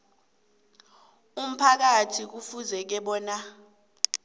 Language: South Ndebele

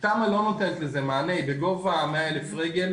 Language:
Hebrew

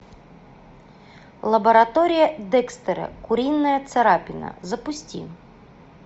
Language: Russian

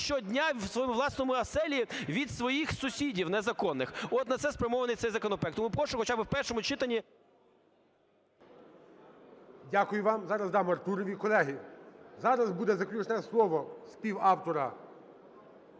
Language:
Ukrainian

